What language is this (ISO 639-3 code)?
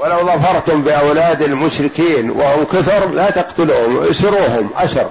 ara